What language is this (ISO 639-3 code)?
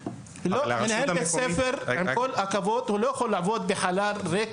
heb